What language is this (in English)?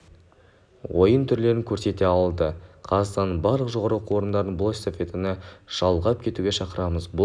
Kazakh